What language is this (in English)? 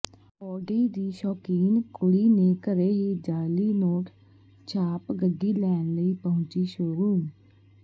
Punjabi